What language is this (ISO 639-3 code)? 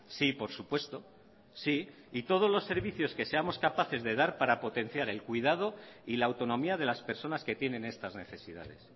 spa